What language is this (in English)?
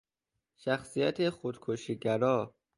Persian